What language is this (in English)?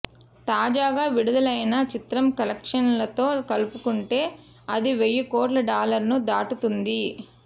Telugu